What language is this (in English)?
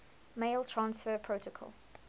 English